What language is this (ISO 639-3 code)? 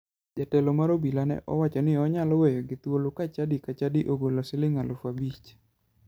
luo